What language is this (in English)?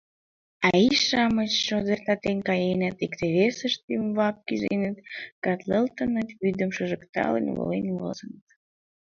Mari